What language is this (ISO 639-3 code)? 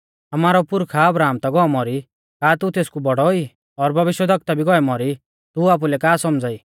bfz